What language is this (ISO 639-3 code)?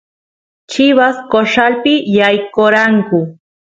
qus